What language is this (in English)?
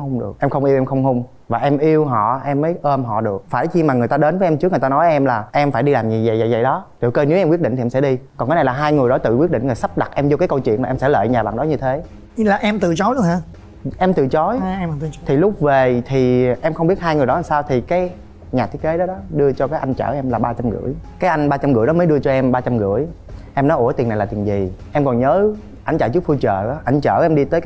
Vietnamese